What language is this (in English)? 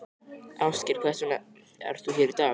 Icelandic